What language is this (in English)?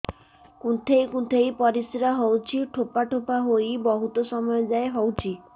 Odia